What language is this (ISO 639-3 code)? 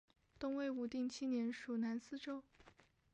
zho